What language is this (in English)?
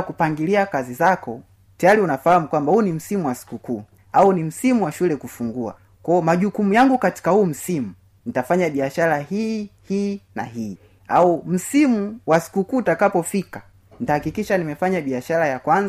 Swahili